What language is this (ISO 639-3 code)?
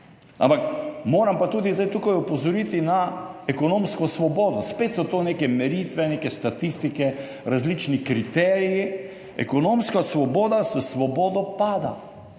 slv